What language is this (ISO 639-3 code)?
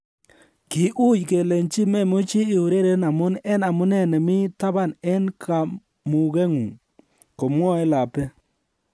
kln